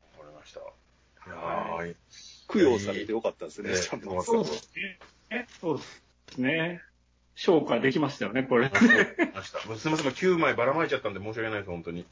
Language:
Japanese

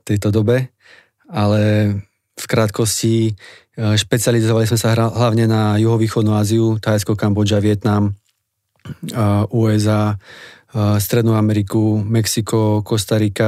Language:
Slovak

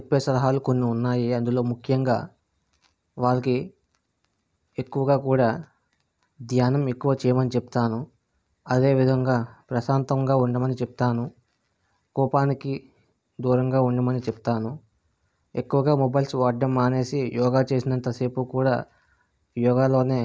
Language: Telugu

